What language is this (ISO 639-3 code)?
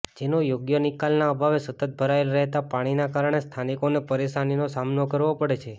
guj